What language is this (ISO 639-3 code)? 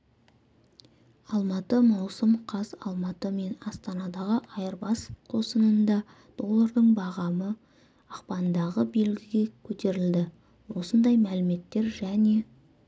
kaz